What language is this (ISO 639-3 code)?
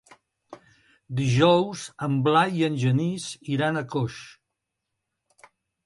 cat